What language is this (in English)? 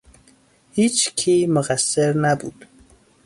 Persian